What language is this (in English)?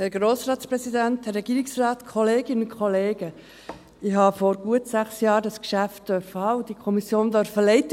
Swiss German